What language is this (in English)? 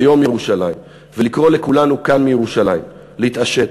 Hebrew